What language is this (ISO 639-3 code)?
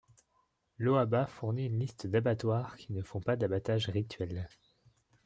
fra